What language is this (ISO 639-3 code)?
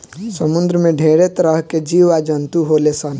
bho